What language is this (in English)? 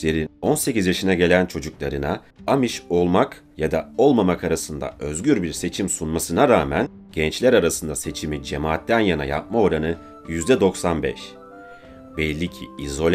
Turkish